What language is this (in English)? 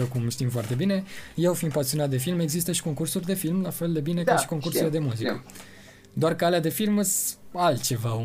Romanian